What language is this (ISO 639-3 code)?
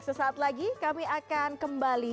ind